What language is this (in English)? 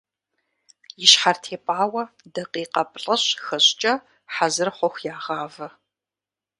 Kabardian